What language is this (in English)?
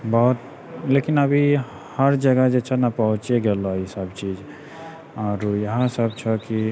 Maithili